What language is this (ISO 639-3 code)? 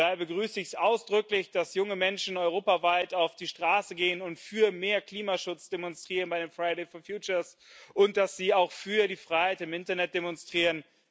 deu